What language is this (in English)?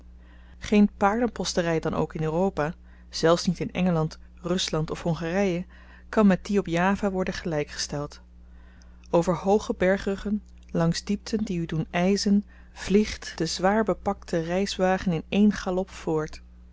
Dutch